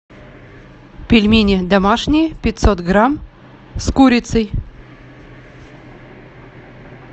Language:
Russian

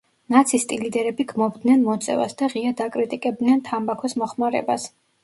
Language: Georgian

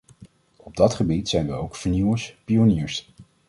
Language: Dutch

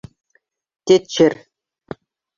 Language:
Bashkir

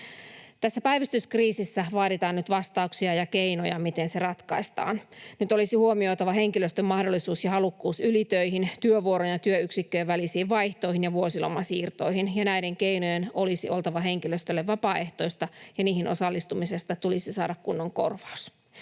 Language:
Finnish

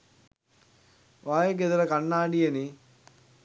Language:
Sinhala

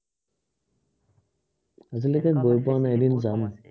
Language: Assamese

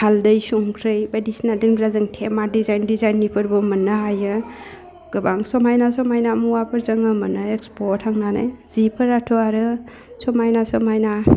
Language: Bodo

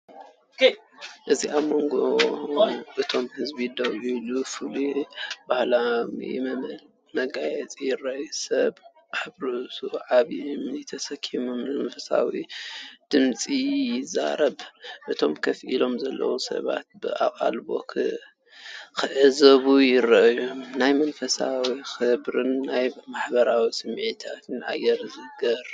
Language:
Tigrinya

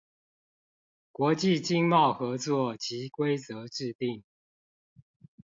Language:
Chinese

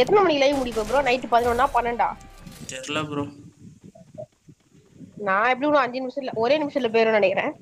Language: Tamil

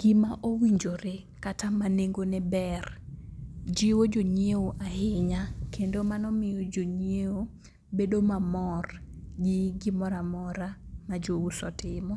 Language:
Luo (Kenya and Tanzania)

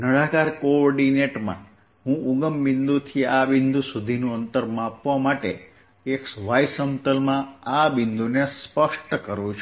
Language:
Gujarati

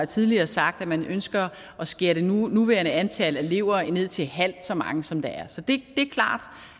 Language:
Danish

